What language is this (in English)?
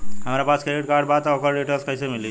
Bhojpuri